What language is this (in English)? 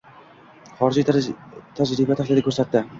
Uzbek